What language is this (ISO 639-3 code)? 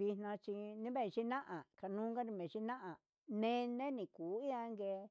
mxs